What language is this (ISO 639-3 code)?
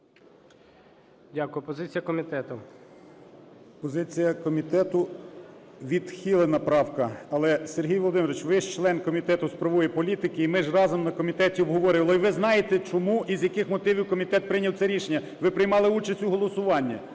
ukr